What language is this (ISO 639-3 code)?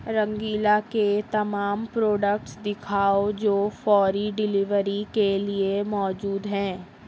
urd